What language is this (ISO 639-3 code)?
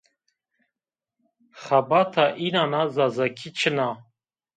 zza